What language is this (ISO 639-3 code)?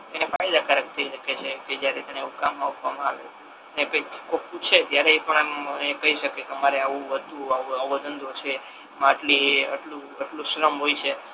guj